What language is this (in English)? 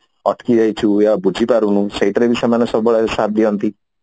Odia